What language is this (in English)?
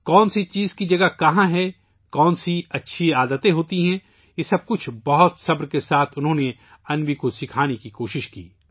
Urdu